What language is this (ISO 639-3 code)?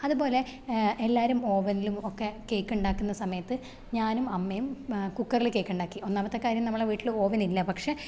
mal